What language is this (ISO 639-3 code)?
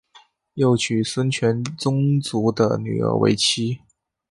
zho